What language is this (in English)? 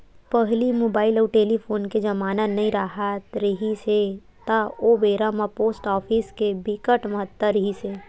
Chhattisgarhi